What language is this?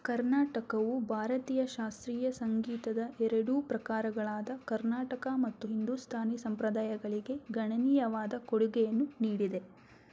Kannada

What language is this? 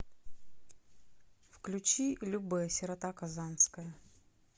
Russian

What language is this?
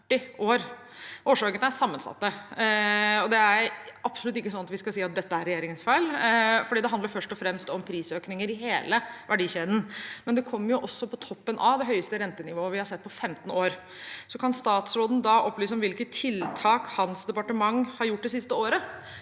Norwegian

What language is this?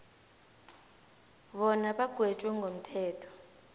South Ndebele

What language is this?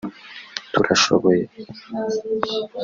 Kinyarwanda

